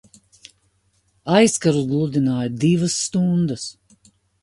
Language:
Latvian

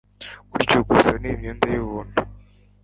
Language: Kinyarwanda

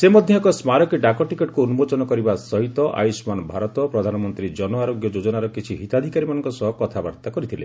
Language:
Odia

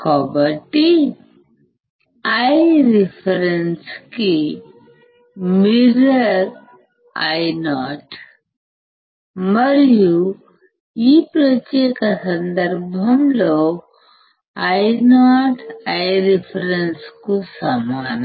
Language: Telugu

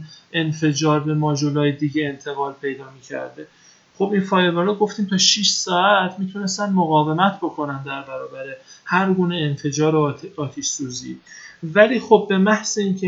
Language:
Persian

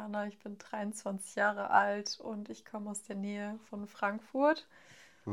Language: German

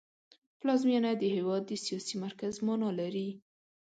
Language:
Pashto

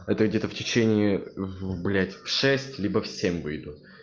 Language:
Russian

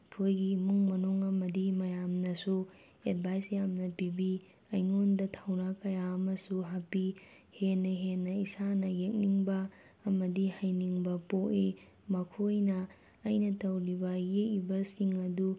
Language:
Manipuri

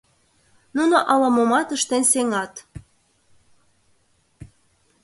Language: Mari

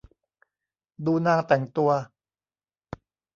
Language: Thai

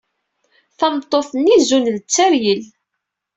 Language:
Kabyle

